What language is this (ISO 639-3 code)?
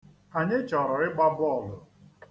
ibo